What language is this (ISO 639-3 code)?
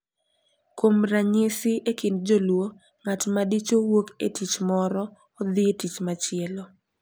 luo